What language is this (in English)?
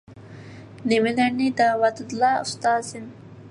Uyghur